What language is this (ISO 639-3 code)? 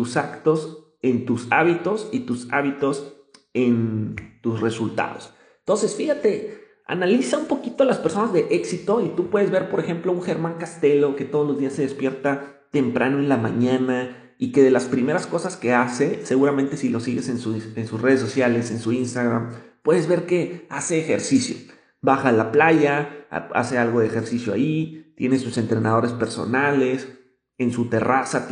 spa